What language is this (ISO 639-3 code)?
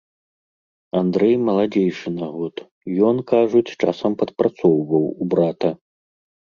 bel